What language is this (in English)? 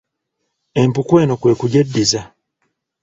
Ganda